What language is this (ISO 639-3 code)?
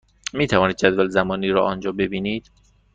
fas